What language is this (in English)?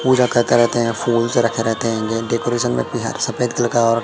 Hindi